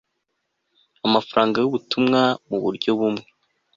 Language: Kinyarwanda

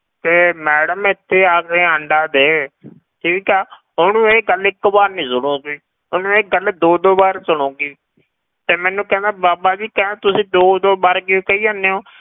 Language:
Punjabi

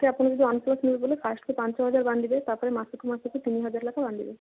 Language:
Odia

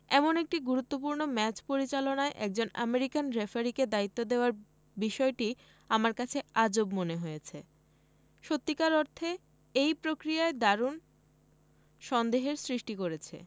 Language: Bangla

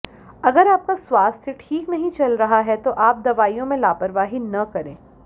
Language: Hindi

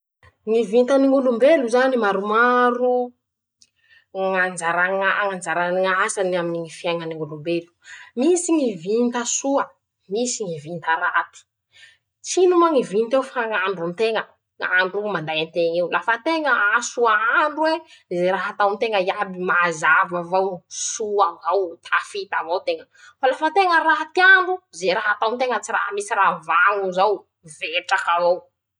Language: Masikoro Malagasy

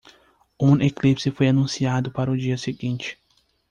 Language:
Portuguese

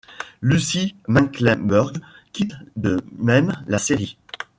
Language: French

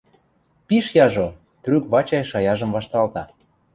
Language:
Western Mari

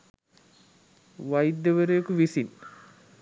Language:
Sinhala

